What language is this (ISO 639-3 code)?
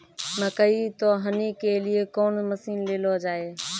mai